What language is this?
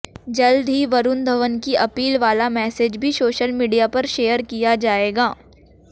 Hindi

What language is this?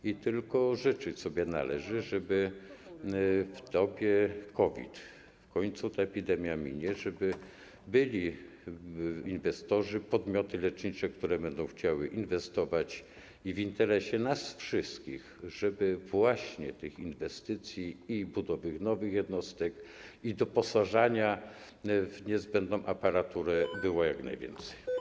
Polish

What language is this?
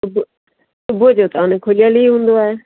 Sindhi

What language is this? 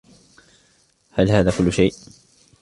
Arabic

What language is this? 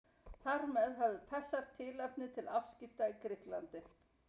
Icelandic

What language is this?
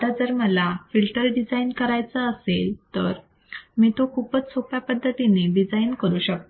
Marathi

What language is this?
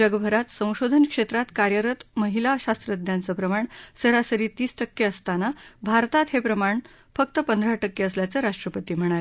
Marathi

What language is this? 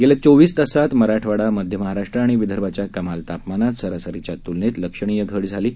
Marathi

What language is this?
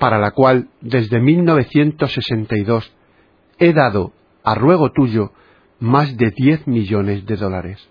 Spanish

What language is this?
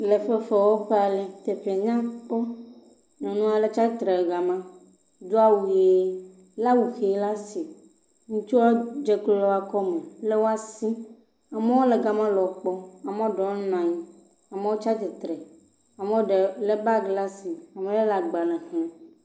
Ewe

